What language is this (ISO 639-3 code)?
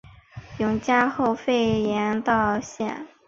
zho